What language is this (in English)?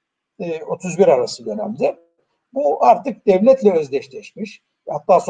Turkish